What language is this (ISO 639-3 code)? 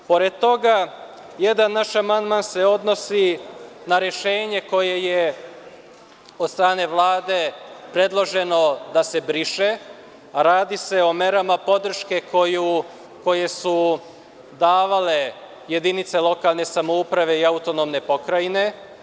srp